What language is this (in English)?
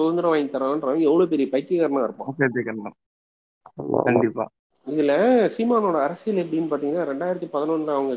Tamil